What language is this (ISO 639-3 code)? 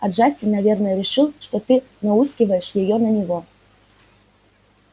rus